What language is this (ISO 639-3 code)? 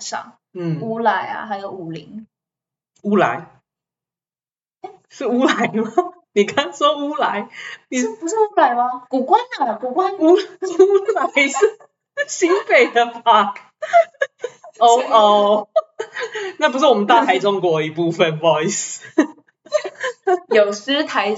zho